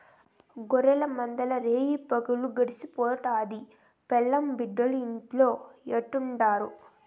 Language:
Telugu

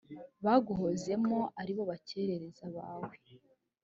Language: Kinyarwanda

